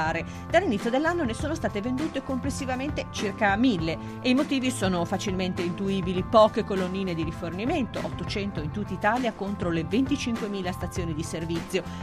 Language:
Italian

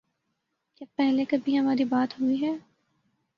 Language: Urdu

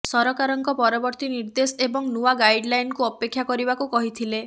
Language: Odia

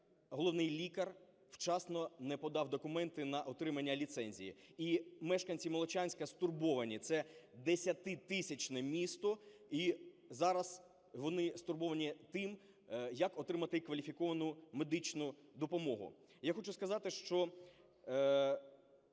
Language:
Ukrainian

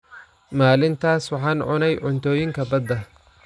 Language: Somali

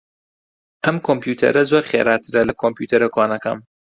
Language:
Central Kurdish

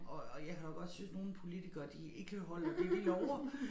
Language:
Danish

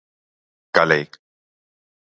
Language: Galician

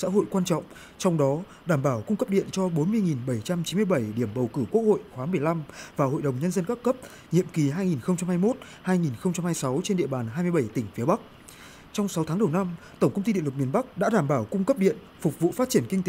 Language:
Vietnamese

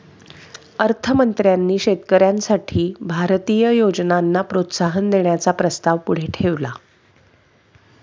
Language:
Marathi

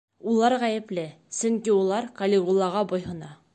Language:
Bashkir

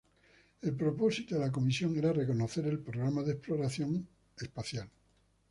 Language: Spanish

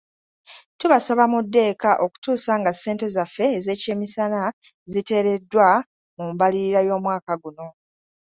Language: Ganda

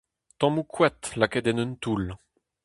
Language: Breton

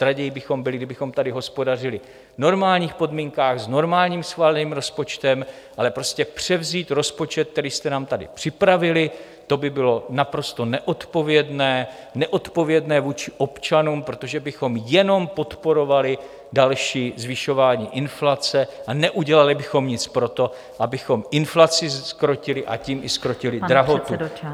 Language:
Czech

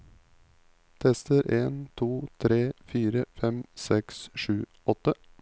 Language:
Norwegian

